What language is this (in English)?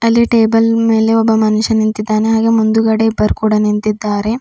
Kannada